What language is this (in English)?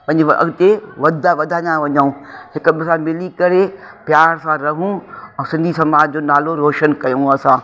Sindhi